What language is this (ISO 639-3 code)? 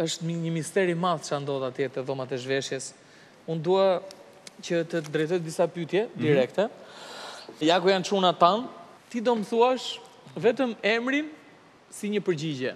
ron